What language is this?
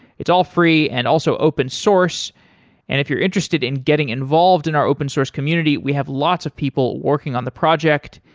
English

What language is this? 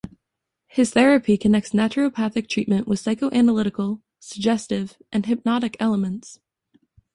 English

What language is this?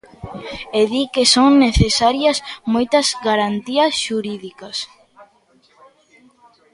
Galician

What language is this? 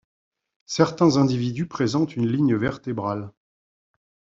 French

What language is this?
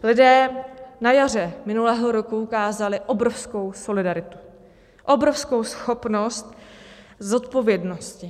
Czech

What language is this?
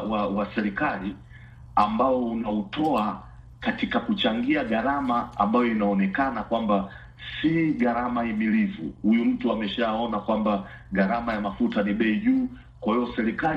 Swahili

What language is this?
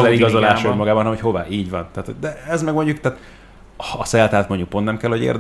Hungarian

